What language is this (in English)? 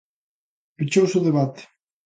Galician